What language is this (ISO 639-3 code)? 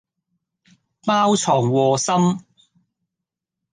yue